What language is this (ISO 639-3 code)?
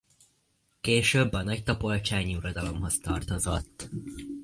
hun